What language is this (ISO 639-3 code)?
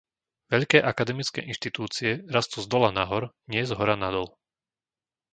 slk